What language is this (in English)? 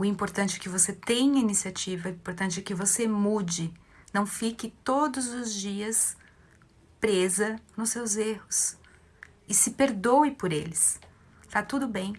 Portuguese